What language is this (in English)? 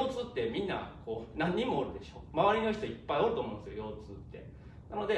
Japanese